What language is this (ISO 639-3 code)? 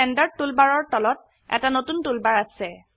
asm